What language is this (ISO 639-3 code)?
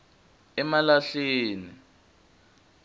ssw